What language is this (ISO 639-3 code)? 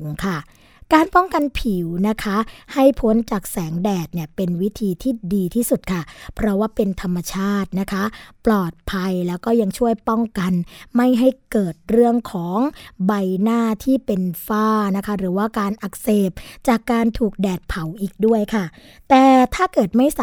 tha